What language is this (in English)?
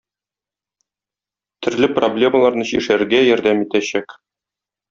Tatar